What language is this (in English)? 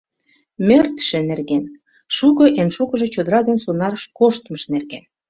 Mari